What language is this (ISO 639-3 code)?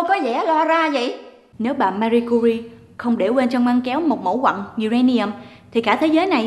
vie